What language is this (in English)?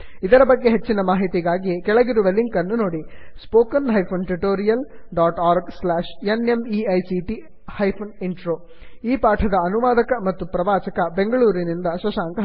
Kannada